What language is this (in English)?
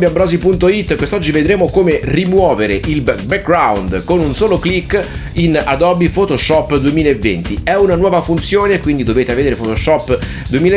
Italian